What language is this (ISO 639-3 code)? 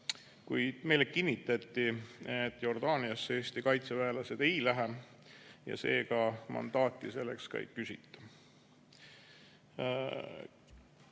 est